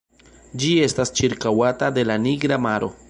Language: Esperanto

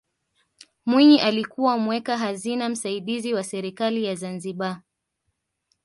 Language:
Swahili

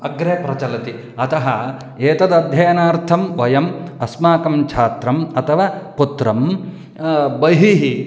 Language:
Sanskrit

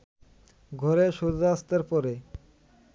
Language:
Bangla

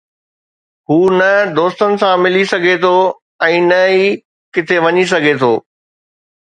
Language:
Sindhi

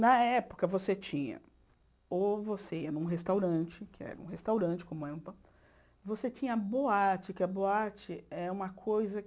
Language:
Portuguese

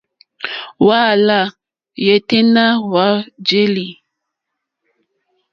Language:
Mokpwe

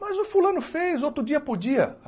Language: Portuguese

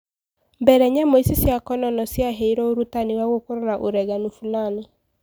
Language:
Kikuyu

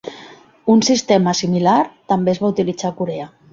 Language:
Catalan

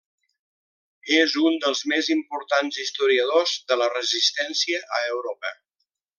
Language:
Catalan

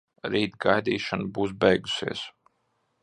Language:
Latvian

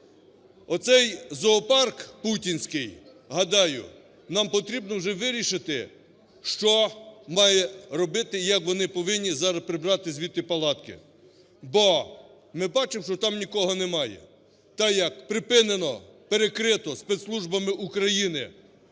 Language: Ukrainian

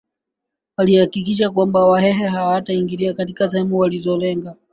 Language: Swahili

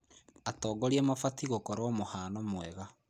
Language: Kikuyu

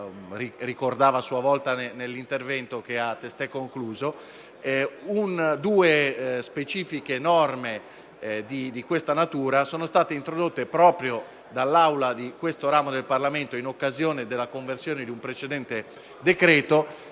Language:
Italian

